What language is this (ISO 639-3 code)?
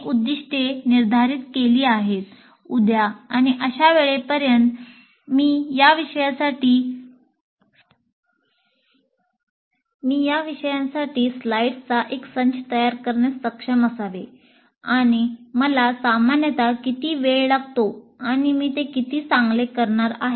mar